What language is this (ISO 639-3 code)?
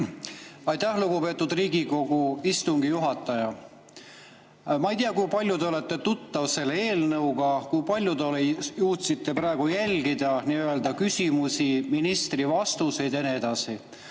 est